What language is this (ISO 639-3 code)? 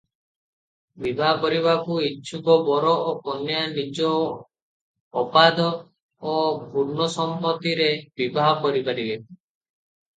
ori